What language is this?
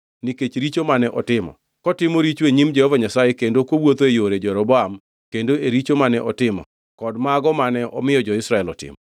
Luo (Kenya and Tanzania)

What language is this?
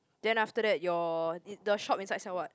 English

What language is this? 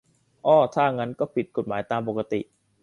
Thai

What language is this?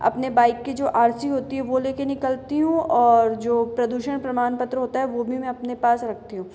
Hindi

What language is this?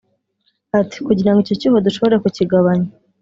Kinyarwanda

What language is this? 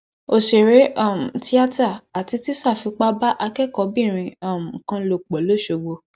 Yoruba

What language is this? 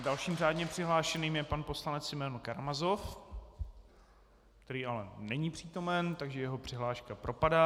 Czech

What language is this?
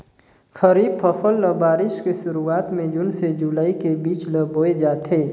Chhattisgarhi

